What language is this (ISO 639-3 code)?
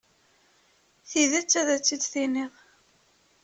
kab